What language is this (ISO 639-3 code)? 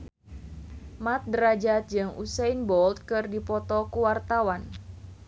sun